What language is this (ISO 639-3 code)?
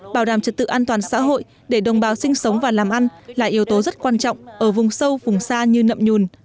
vie